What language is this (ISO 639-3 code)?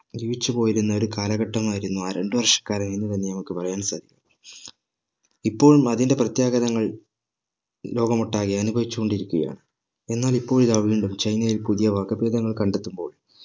mal